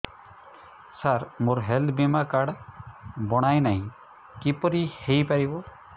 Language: Odia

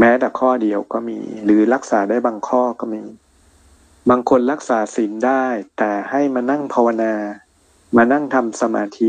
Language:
Thai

